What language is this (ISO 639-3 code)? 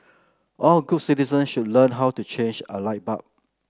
eng